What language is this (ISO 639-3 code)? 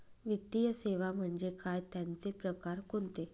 mar